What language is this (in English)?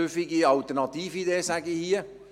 Swiss German